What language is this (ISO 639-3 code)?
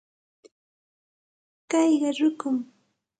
qxt